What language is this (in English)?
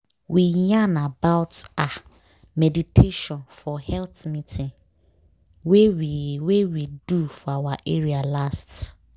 Nigerian Pidgin